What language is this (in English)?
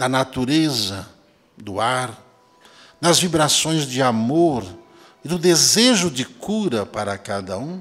Portuguese